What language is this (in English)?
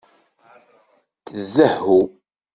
Kabyle